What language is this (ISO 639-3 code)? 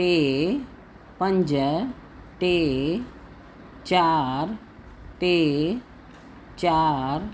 snd